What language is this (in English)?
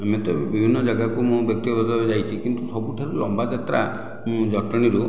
Odia